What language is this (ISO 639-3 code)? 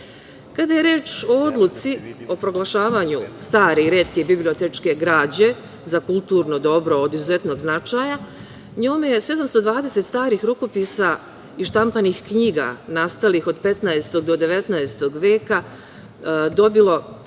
srp